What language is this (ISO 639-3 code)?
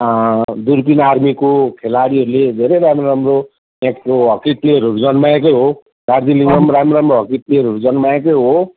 nep